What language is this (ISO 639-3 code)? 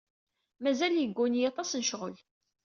kab